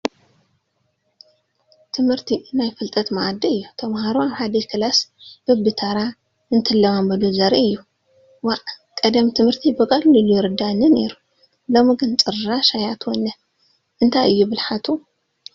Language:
Tigrinya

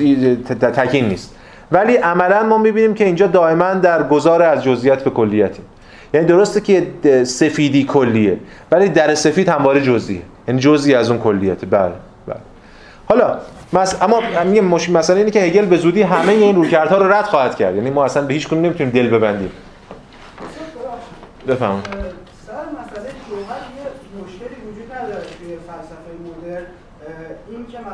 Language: Persian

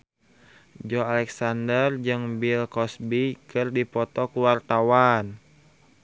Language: Sundanese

